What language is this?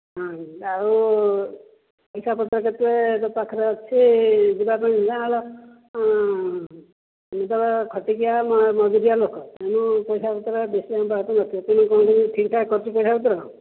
Odia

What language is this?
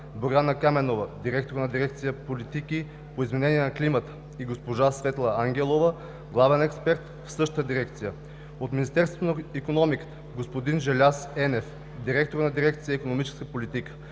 Bulgarian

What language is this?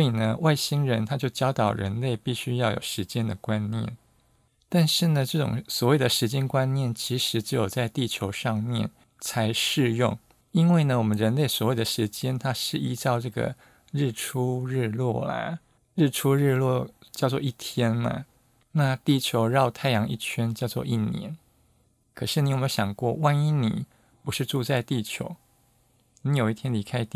Chinese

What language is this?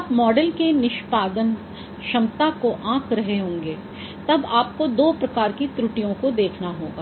Hindi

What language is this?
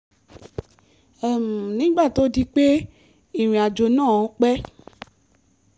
Yoruba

